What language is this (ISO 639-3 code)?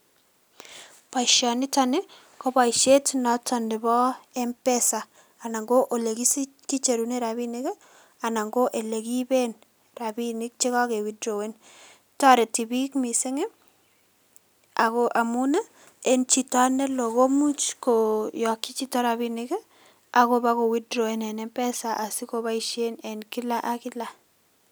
kln